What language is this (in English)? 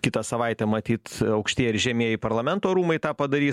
Lithuanian